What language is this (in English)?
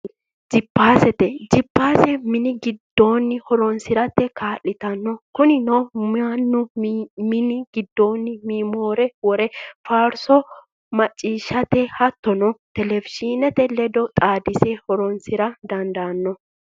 Sidamo